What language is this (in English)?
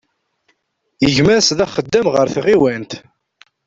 Kabyle